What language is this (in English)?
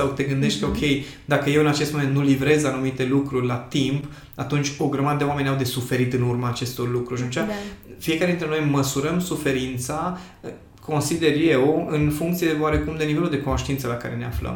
Romanian